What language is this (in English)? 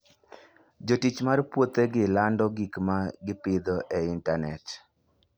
Luo (Kenya and Tanzania)